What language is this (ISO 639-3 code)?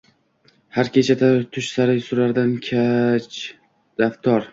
uzb